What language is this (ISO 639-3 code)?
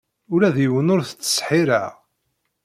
kab